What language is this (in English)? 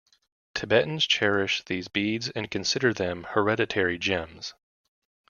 English